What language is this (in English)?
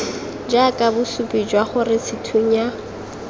Tswana